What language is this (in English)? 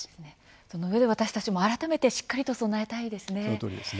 Japanese